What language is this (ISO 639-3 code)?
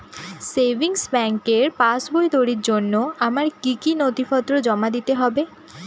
ben